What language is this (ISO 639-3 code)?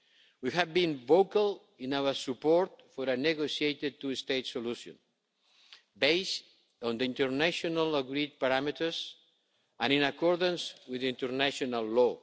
eng